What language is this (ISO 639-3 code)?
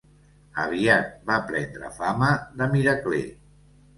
cat